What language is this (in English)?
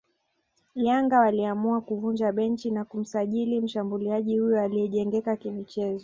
Swahili